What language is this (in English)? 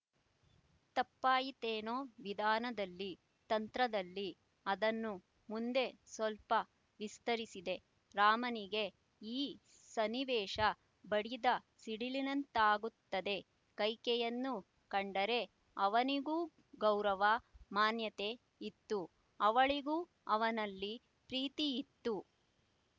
Kannada